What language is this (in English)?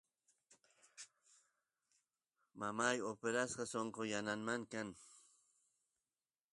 Santiago del Estero Quichua